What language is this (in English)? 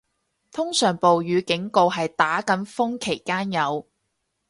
Cantonese